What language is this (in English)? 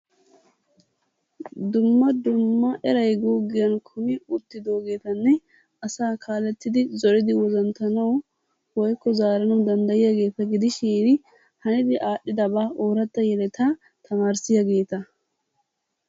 Wolaytta